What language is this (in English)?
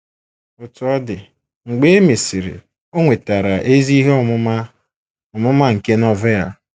Igbo